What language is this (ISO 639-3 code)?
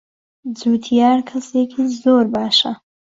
ckb